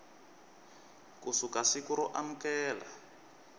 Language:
Tsonga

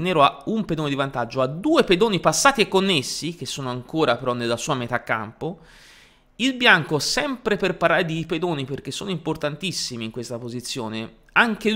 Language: Italian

